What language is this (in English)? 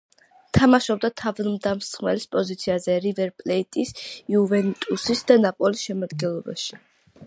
Georgian